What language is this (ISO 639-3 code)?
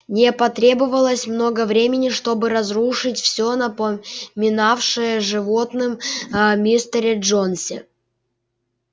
rus